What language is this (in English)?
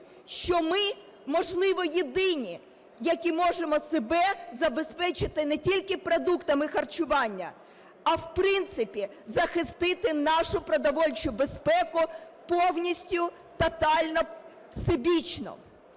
Ukrainian